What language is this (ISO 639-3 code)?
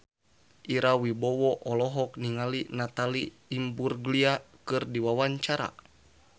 sun